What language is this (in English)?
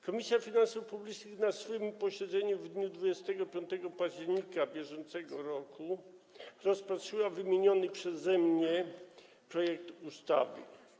Polish